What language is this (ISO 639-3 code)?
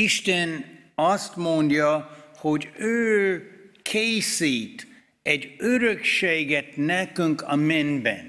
hun